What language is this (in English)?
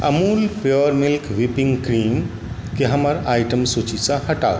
Maithili